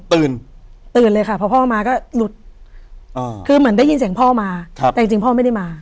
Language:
Thai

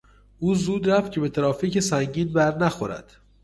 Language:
Persian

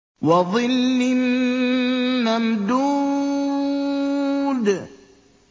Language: Arabic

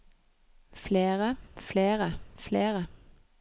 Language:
Norwegian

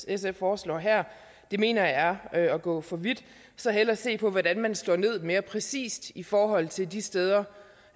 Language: Danish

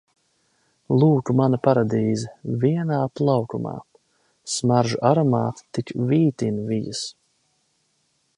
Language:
Latvian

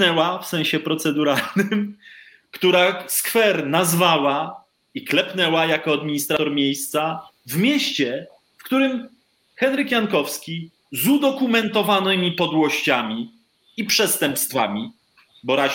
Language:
Polish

